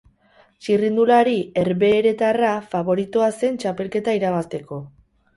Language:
Basque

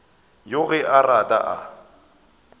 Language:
Northern Sotho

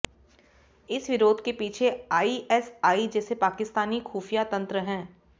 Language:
Hindi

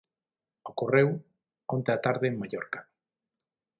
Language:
Galician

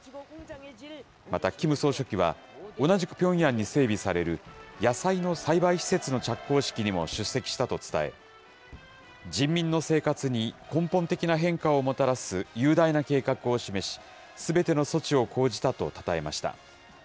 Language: Japanese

